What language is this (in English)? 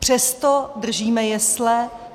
Czech